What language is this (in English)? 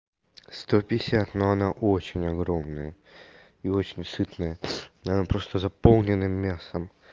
Russian